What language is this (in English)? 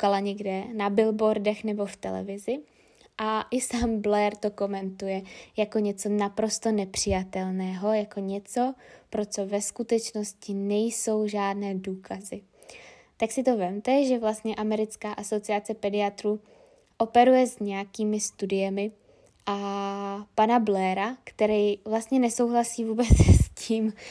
Czech